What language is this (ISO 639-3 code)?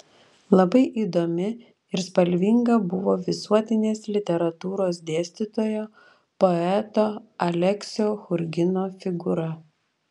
lit